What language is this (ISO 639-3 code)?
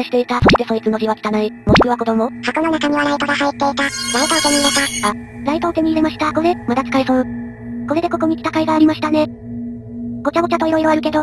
jpn